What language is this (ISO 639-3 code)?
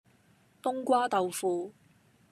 yue